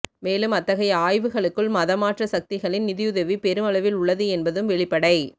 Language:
Tamil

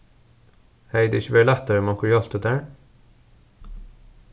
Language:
Faroese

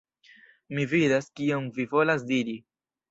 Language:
Esperanto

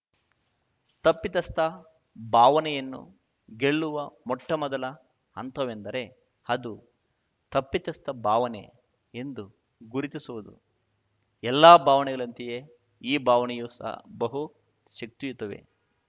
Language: Kannada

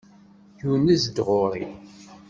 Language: Kabyle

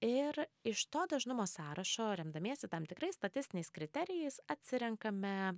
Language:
Lithuanian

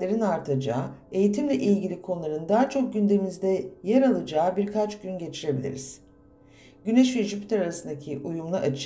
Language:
Turkish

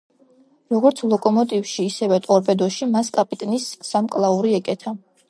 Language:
Georgian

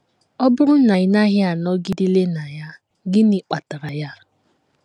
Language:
Igbo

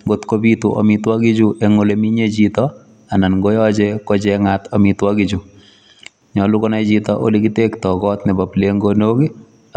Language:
Kalenjin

